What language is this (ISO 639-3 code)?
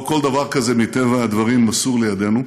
heb